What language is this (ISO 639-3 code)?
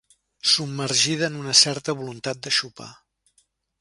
cat